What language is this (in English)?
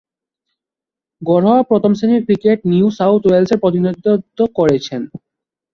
Bangla